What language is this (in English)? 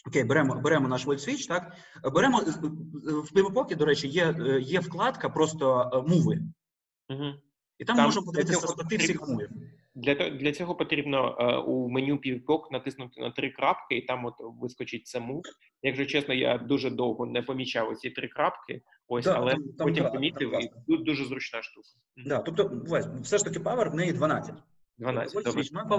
Ukrainian